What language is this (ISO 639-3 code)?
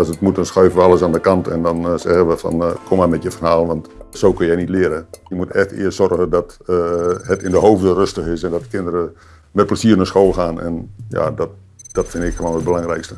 nld